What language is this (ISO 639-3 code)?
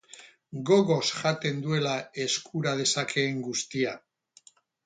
eus